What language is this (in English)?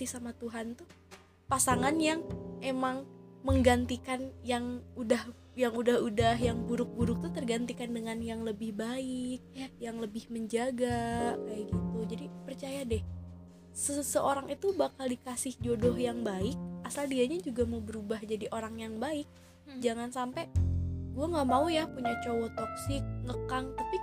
Indonesian